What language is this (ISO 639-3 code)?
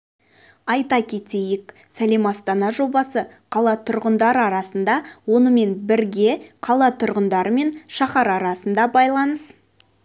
kaz